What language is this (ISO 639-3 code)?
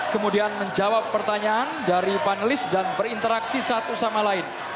ind